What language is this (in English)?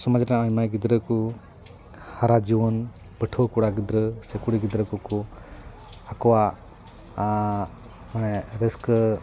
Santali